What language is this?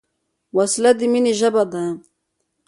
Pashto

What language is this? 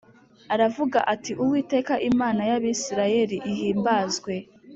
Kinyarwanda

